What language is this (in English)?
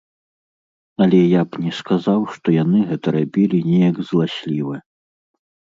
Belarusian